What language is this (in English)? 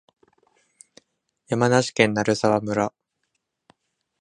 Japanese